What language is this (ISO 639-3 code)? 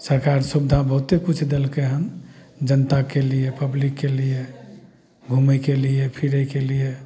mai